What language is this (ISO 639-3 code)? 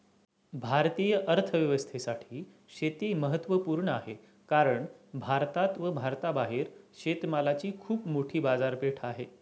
mar